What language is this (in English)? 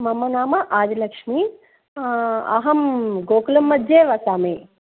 Sanskrit